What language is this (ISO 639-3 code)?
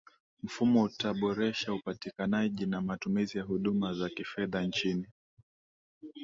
swa